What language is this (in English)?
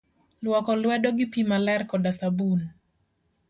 Luo (Kenya and Tanzania)